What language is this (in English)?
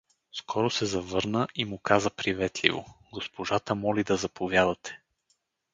Bulgarian